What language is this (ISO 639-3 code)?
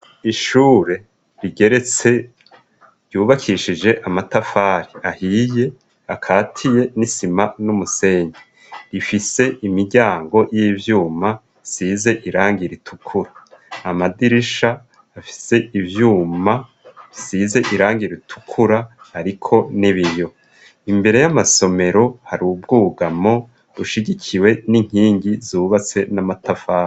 run